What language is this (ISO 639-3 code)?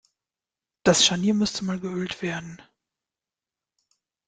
deu